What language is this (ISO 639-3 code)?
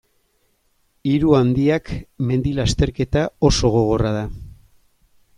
eus